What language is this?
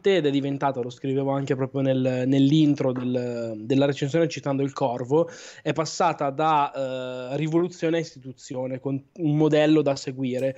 Italian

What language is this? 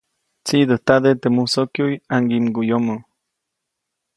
Copainalá Zoque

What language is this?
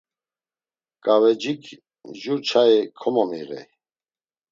Laz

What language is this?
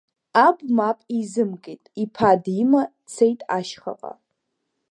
Abkhazian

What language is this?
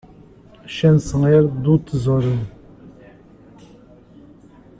Portuguese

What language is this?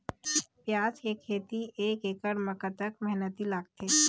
Chhattisgarhi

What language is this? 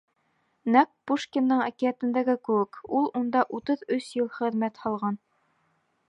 Bashkir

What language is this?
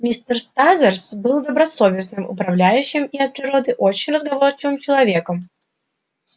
Russian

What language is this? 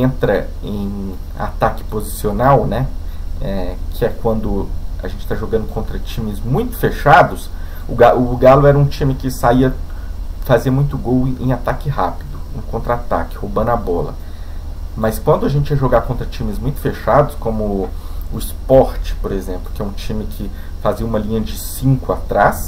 Portuguese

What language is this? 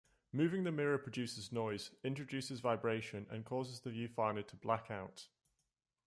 English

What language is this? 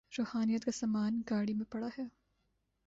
Urdu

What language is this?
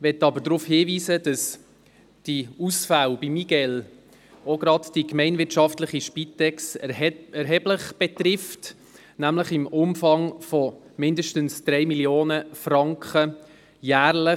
Swiss German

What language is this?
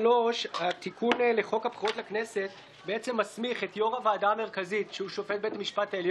Hebrew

